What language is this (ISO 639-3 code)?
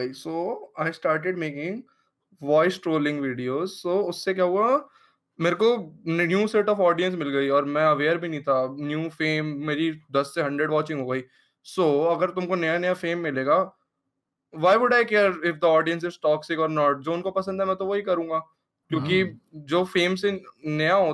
hin